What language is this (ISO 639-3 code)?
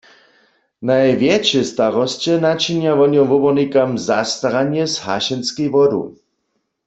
hsb